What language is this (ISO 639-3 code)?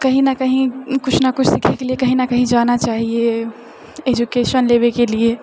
mai